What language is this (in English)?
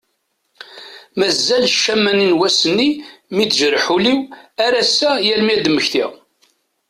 Kabyle